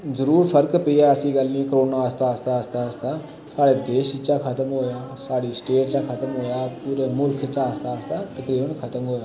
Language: Dogri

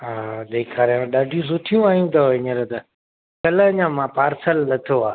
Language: Sindhi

